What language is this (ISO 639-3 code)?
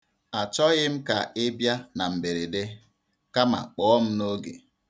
ibo